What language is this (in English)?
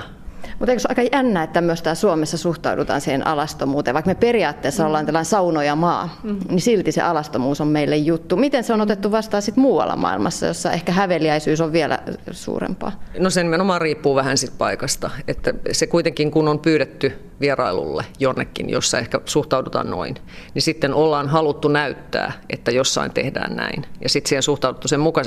Finnish